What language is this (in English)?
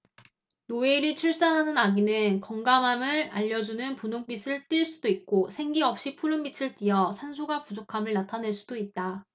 Korean